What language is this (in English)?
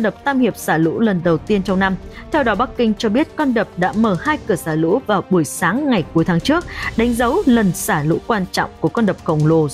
Vietnamese